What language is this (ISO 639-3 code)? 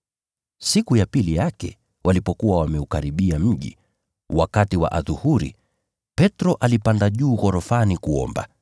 swa